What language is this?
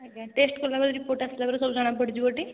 Odia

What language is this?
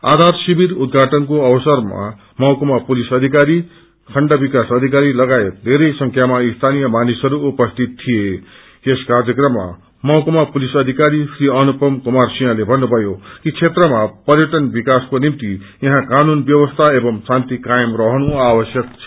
Nepali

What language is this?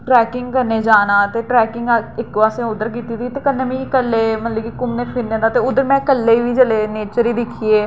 Dogri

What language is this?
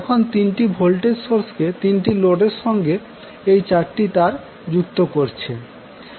Bangla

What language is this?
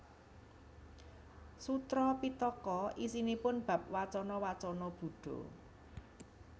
Javanese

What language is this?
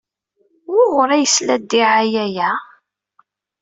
Kabyle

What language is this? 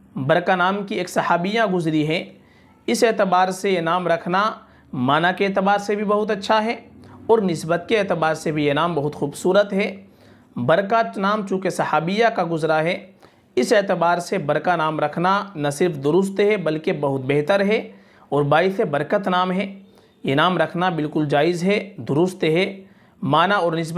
Hindi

